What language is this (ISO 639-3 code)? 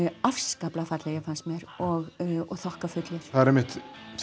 isl